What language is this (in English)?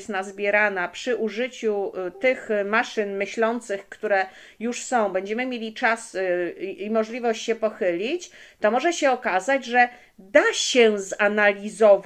Polish